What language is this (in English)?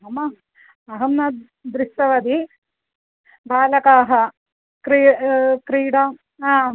Sanskrit